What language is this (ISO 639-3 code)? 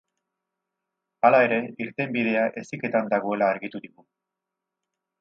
eus